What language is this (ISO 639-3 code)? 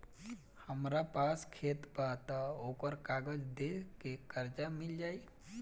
bho